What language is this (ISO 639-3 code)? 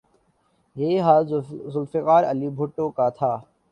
urd